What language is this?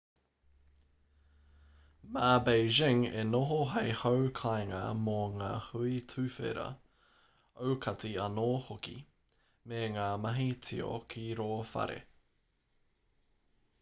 Māori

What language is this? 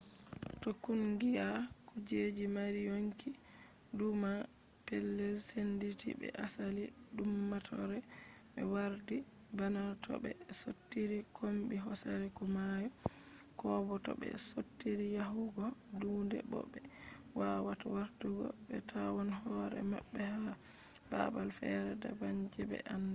Fula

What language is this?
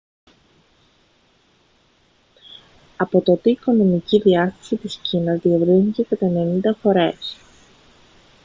Greek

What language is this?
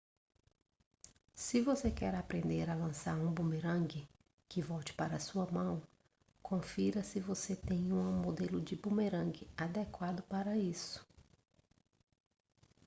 Portuguese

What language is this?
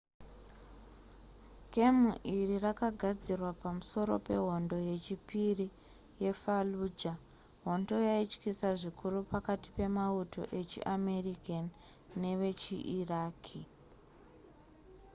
Shona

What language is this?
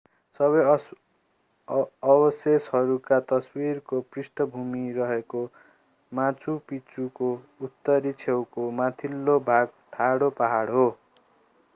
Nepali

